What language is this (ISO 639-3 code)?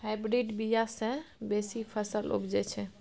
mai